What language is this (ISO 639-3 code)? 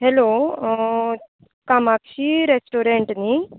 kok